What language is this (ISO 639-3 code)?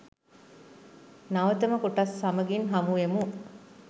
sin